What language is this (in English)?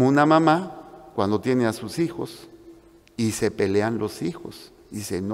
Spanish